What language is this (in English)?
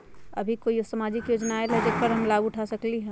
Magahi